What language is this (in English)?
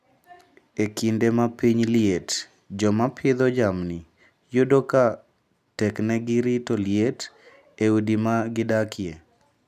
Luo (Kenya and Tanzania)